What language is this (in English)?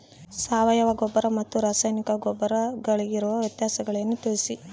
Kannada